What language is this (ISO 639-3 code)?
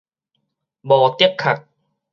nan